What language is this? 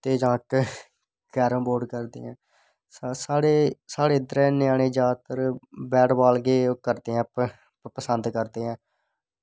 Dogri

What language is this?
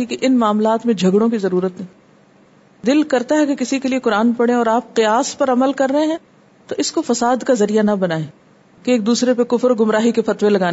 Urdu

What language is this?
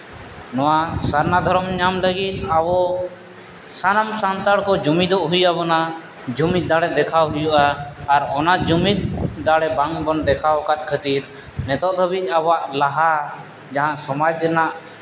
Santali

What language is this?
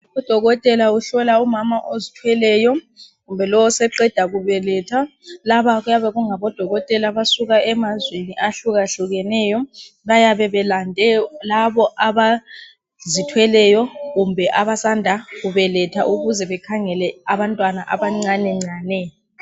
North Ndebele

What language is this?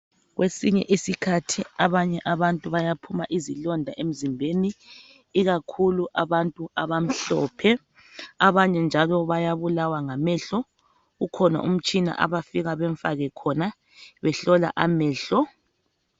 North Ndebele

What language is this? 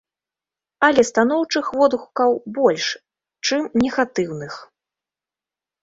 Belarusian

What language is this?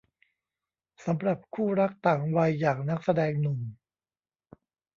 Thai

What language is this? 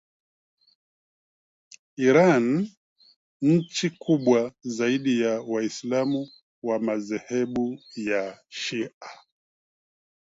Swahili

